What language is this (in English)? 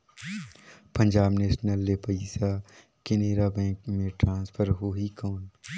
Chhattisgarhi